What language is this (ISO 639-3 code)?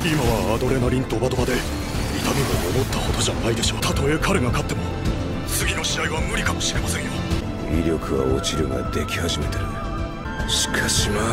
jpn